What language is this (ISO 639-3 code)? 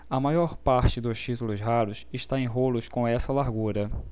por